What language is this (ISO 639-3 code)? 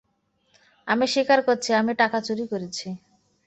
ben